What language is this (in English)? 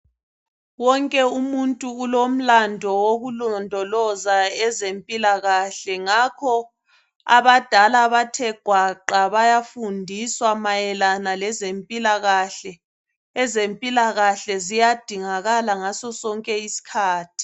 North Ndebele